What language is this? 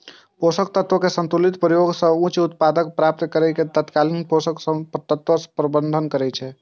Maithili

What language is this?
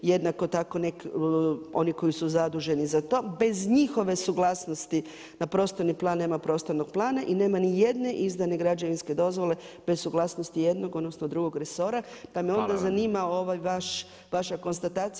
Croatian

